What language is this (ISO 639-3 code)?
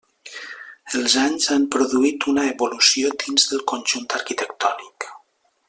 cat